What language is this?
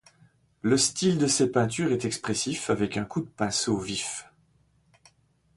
French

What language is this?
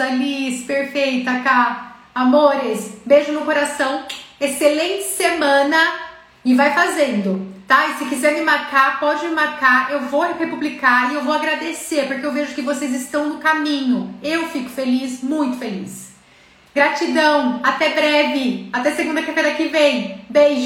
Portuguese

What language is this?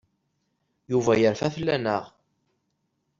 Kabyle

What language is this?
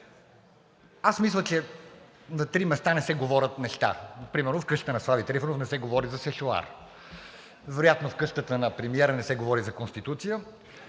Bulgarian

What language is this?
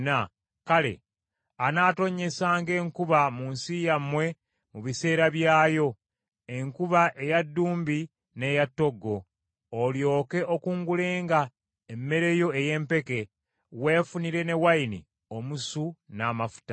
Ganda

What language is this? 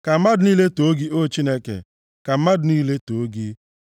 Igbo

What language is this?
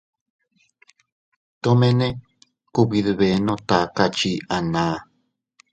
Teutila Cuicatec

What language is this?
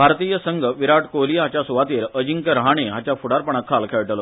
Konkani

